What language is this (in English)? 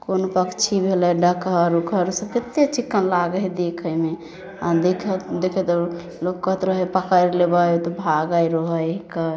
Maithili